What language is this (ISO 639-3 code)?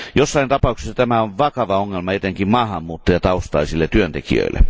fin